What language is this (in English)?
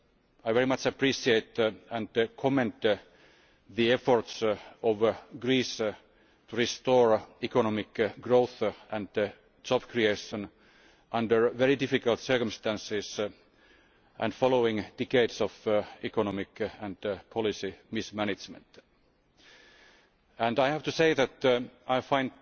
English